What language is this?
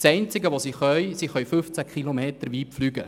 Swiss German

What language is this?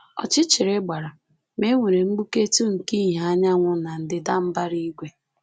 Igbo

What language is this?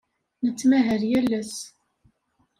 Kabyle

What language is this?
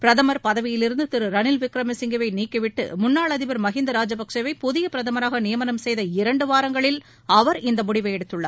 Tamil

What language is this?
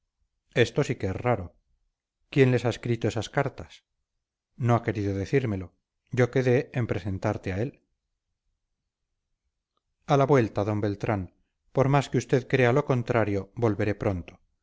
Spanish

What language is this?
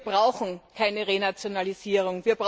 German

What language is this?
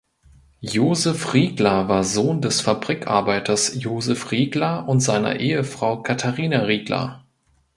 German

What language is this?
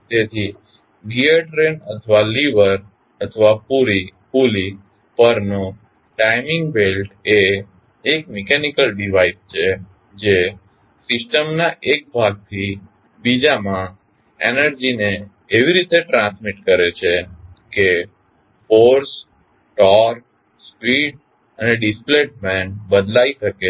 Gujarati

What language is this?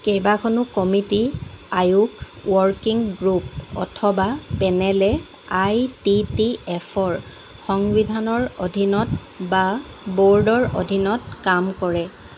Assamese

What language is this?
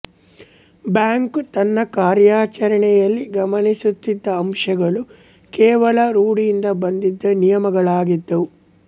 Kannada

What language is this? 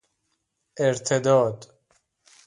Persian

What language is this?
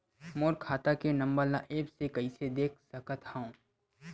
Chhattisgarhi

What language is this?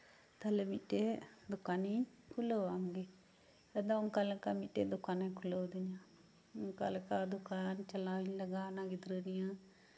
Santali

